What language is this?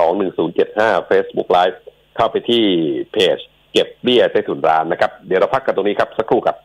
Thai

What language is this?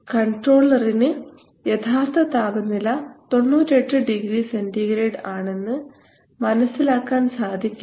Malayalam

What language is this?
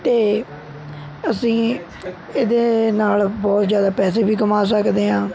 Punjabi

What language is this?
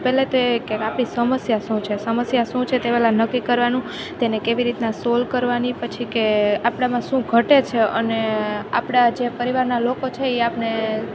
Gujarati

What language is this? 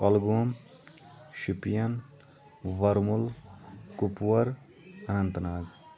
Kashmiri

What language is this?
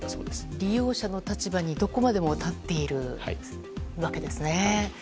Japanese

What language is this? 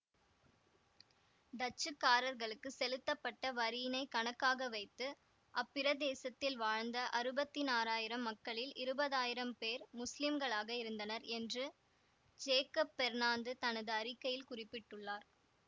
Tamil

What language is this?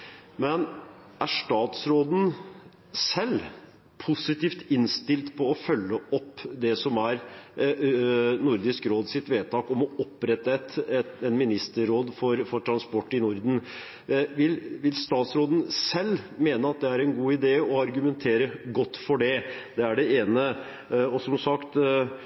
Norwegian Bokmål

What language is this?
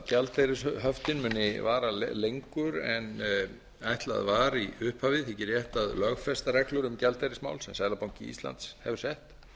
Icelandic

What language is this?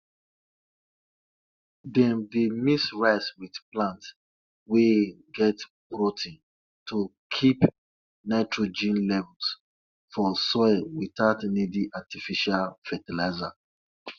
Nigerian Pidgin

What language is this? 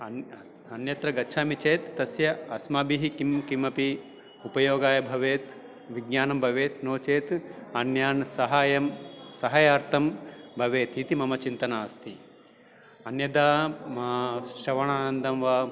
Sanskrit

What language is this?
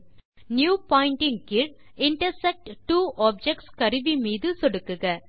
Tamil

